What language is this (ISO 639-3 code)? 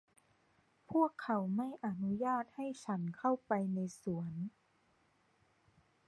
tha